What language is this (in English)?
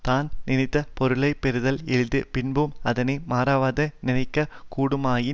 Tamil